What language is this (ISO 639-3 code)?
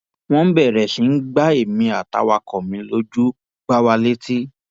yor